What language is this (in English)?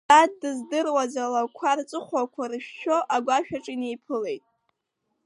Abkhazian